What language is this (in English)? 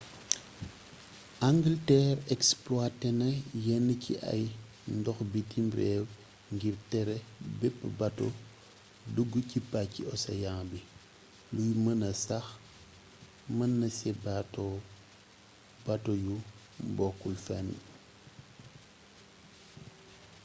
Wolof